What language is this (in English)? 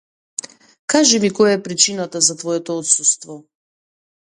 Macedonian